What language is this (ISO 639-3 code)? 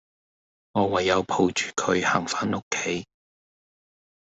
yue